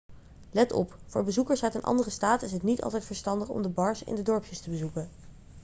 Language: Dutch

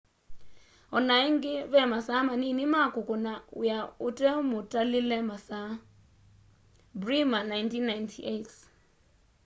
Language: Kamba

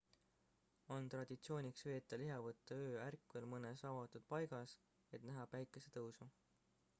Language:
Estonian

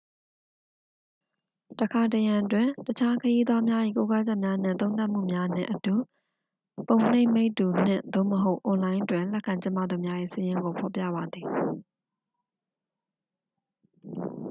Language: Burmese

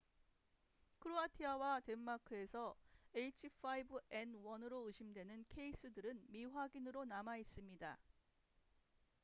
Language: Korean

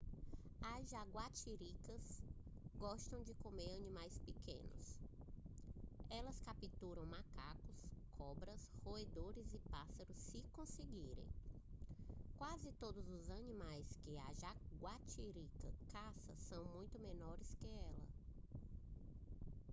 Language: Portuguese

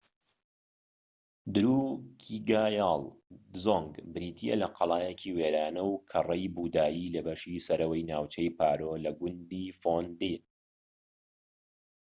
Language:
Central Kurdish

